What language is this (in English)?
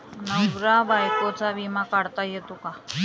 Marathi